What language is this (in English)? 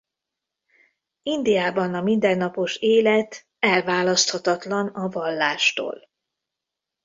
Hungarian